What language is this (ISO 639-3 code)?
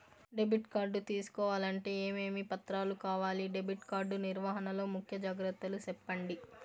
tel